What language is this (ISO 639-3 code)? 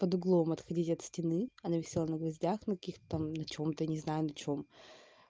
rus